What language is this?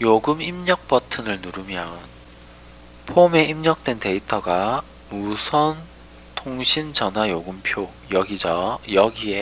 Korean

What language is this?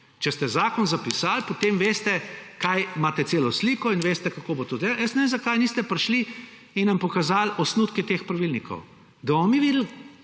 Slovenian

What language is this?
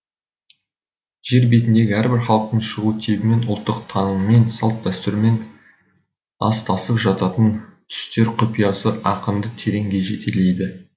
Kazakh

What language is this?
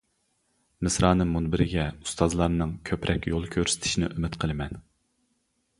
Uyghur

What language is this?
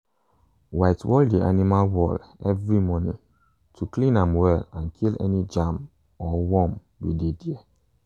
Nigerian Pidgin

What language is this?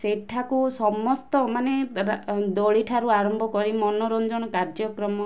Odia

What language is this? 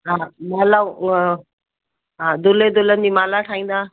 Sindhi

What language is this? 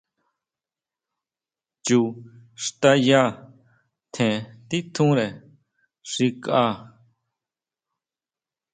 Huautla Mazatec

